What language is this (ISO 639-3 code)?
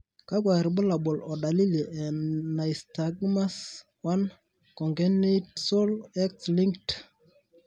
mas